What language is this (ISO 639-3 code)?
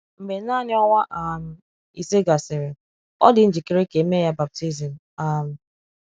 ibo